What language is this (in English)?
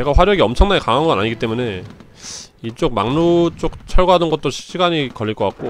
Korean